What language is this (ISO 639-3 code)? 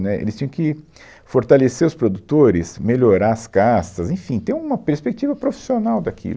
por